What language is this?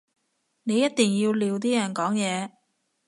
Cantonese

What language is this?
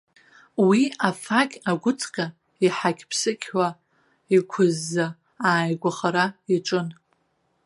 Abkhazian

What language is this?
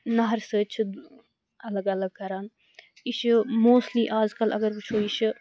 Kashmiri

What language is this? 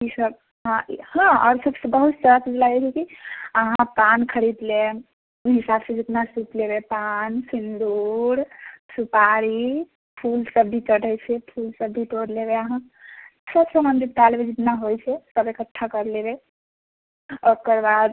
Maithili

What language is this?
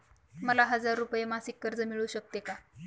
Marathi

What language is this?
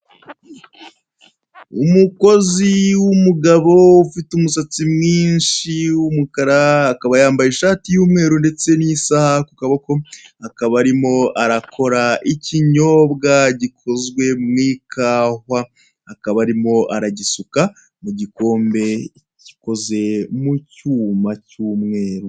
Kinyarwanda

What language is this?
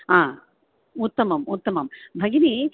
Sanskrit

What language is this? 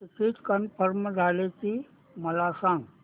Marathi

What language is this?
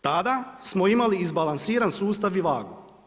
Croatian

